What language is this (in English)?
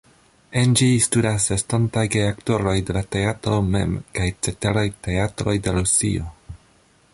Esperanto